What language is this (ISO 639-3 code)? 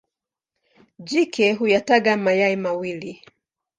swa